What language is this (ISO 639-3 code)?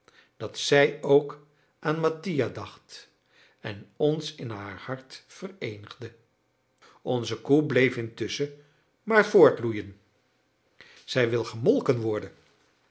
nld